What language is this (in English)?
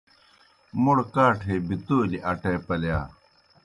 Kohistani Shina